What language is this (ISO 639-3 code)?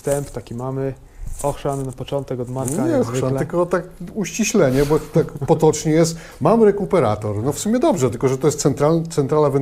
pol